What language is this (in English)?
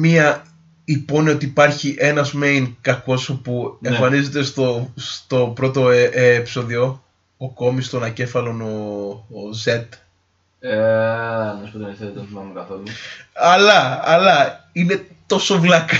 Greek